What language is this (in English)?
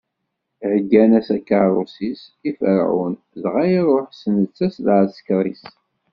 Kabyle